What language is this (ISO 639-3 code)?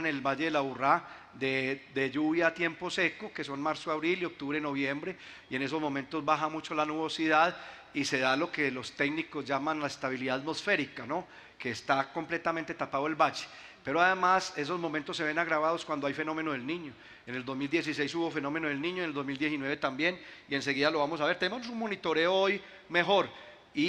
spa